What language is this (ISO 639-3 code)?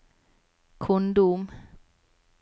nor